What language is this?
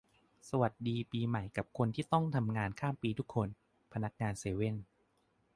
Thai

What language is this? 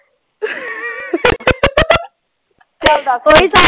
Punjabi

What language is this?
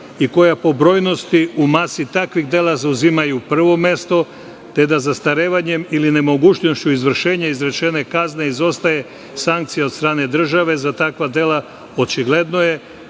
Serbian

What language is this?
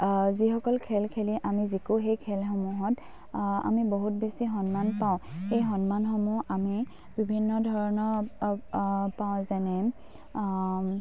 Assamese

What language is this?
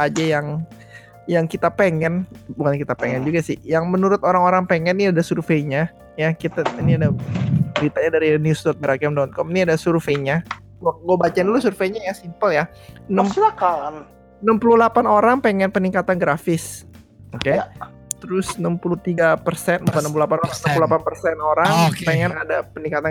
Indonesian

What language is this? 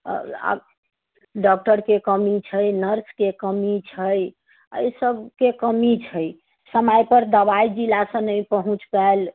Maithili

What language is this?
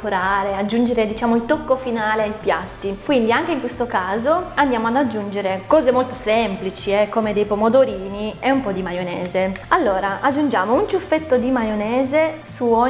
Italian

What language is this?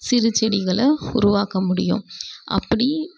Tamil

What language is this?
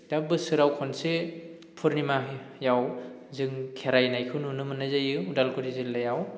Bodo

